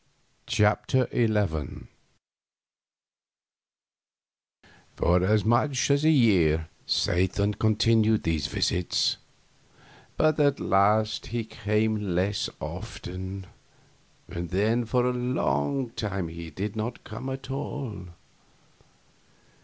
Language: English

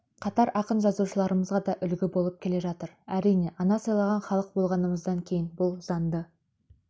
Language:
Kazakh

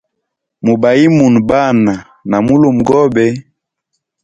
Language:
Hemba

